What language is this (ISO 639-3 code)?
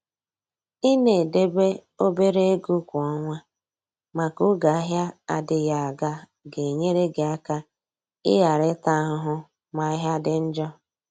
ibo